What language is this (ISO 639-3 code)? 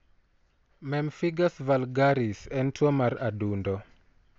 luo